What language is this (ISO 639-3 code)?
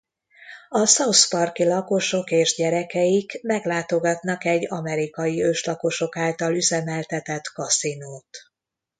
hun